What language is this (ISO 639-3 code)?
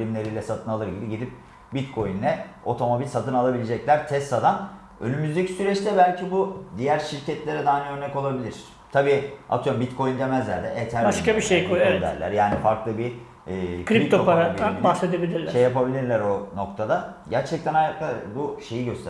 tur